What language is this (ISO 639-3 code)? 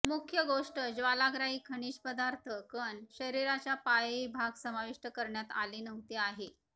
mar